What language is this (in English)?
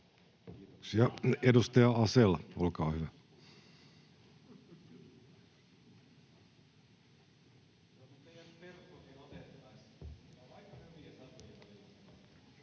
Finnish